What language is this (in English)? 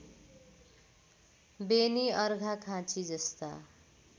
Nepali